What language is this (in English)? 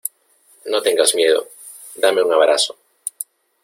Spanish